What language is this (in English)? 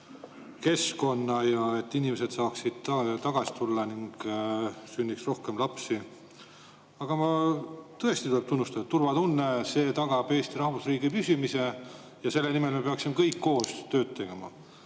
Estonian